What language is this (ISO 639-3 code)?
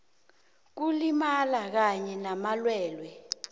nbl